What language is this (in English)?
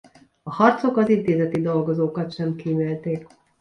Hungarian